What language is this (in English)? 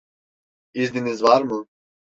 Turkish